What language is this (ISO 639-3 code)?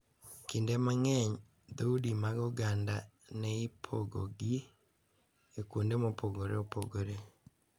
luo